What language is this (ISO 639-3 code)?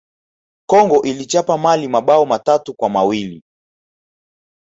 swa